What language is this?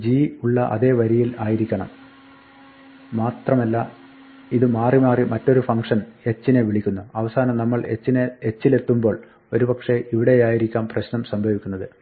Malayalam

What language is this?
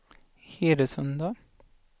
Swedish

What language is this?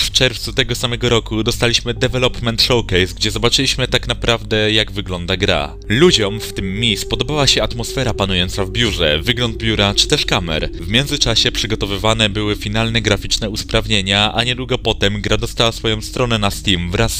Polish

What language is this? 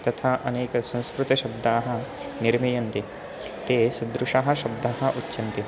Sanskrit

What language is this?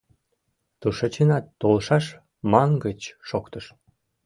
Mari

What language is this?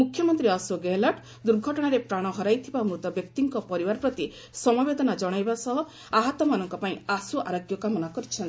Odia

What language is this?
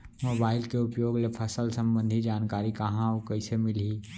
Chhattisgarhi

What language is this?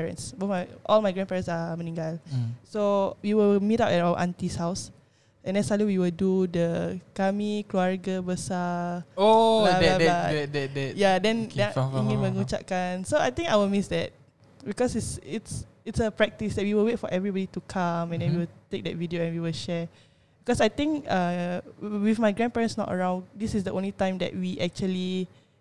Malay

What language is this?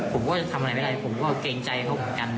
Thai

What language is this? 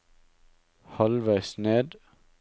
Norwegian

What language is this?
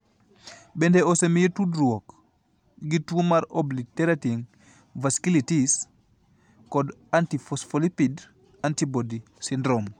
Luo (Kenya and Tanzania)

